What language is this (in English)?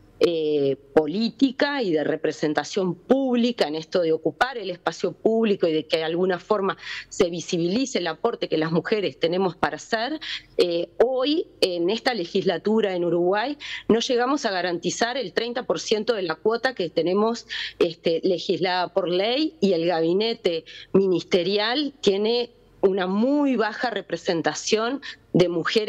Spanish